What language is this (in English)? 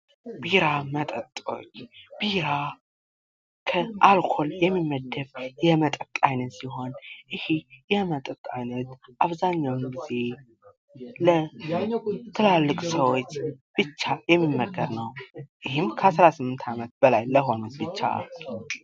Amharic